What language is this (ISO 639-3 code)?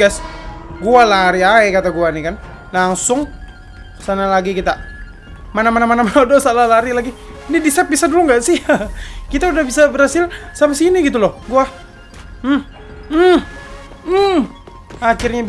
ind